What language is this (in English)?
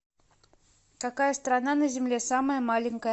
Russian